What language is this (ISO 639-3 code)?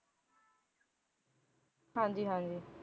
pan